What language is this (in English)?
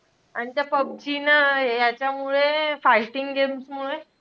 Marathi